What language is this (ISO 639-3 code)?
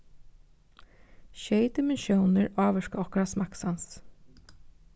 fao